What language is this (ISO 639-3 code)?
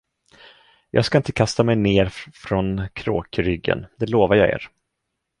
swe